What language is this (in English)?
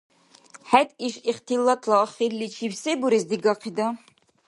Dargwa